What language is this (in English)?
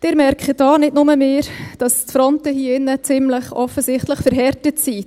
Swiss German